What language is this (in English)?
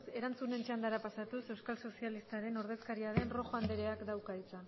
Basque